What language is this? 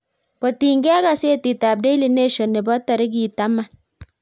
Kalenjin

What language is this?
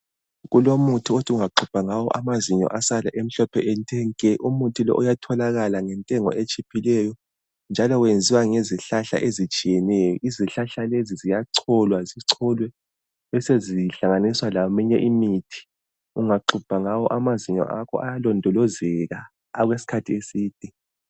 North Ndebele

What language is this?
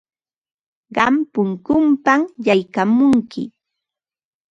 Ambo-Pasco Quechua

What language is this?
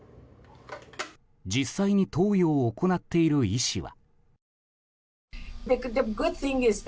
Japanese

